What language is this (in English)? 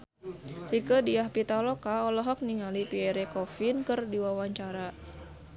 Sundanese